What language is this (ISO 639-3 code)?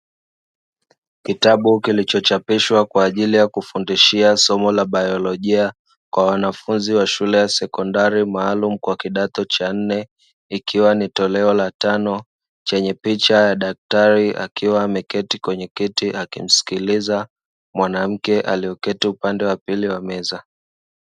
swa